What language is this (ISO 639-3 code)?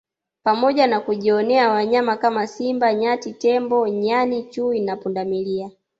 swa